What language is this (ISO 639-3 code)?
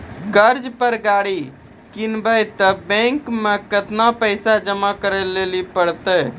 mai